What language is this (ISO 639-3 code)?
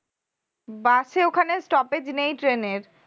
ben